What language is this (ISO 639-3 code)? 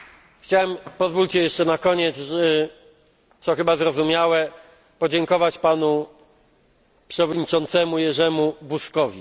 pol